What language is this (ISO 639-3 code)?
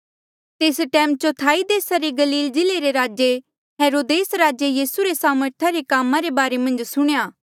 mjl